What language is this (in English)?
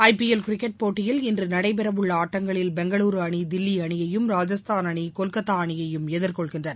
Tamil